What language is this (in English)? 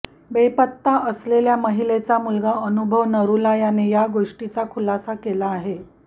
Marathi